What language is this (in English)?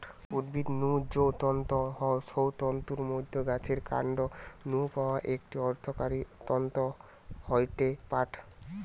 Bangla